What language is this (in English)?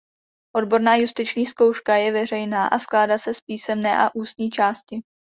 Czech